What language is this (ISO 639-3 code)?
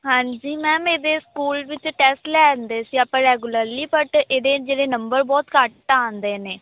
pan